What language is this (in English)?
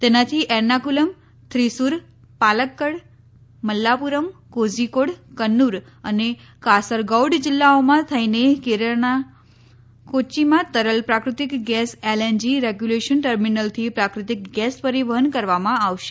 Gujarati